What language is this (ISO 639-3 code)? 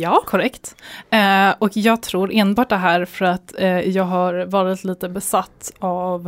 swe